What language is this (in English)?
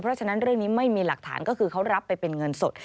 Thai